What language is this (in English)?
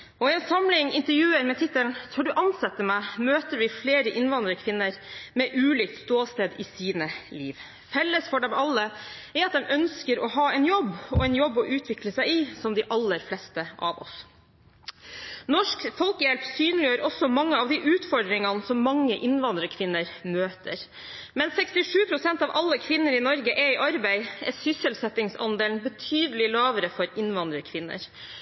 Norwegian Bokmål